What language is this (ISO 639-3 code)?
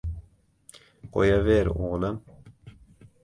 uzb